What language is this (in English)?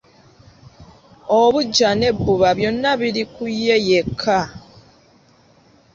Ganda